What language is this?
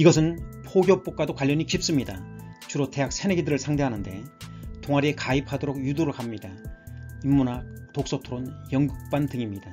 Korean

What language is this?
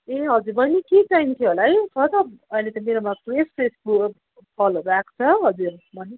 Nepali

